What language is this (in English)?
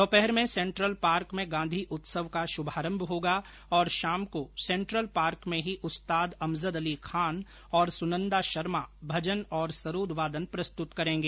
Hindi